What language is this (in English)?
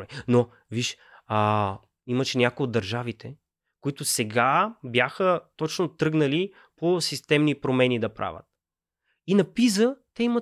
Bulgarian